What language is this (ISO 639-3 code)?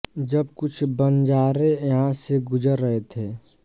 hin